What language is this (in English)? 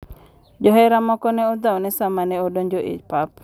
Luo (Kenya and Tanzania)